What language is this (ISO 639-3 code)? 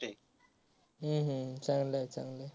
mar